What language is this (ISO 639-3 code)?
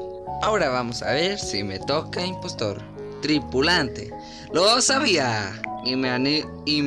spa